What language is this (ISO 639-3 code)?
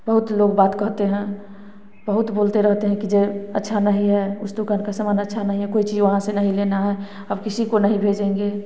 hin